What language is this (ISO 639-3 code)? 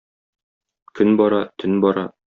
tat